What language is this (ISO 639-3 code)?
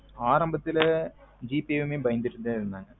tam